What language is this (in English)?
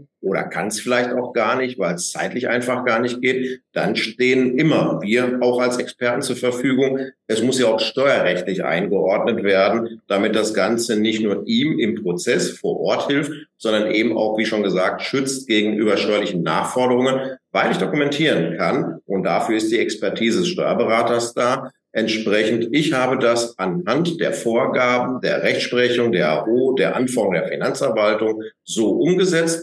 German